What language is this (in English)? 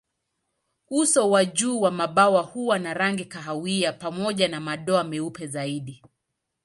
Swahili